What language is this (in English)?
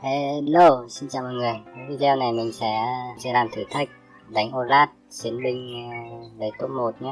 Vietnamese